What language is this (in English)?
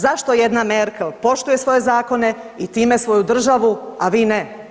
Croatian